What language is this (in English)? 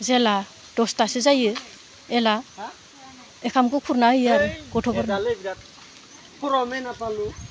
Bodo